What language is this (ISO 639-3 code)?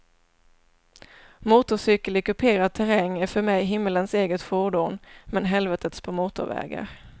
swe